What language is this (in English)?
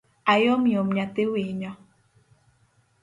Luo (Kenya and Tanzania)